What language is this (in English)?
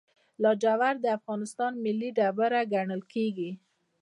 Pashto